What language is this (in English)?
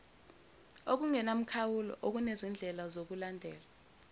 Zulu